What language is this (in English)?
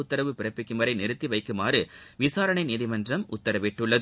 Tamil